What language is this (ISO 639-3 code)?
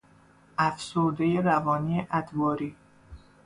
fas